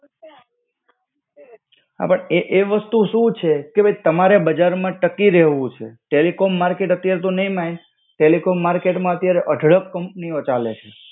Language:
Gujarati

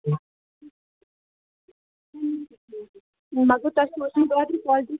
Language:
Kashmiri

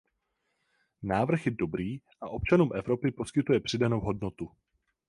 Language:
Czech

